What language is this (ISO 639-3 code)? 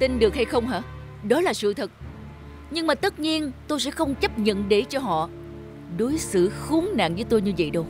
vie